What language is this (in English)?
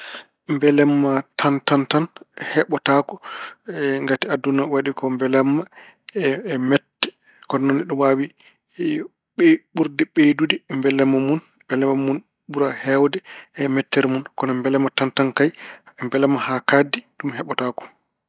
Fula